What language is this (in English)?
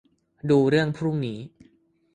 Thai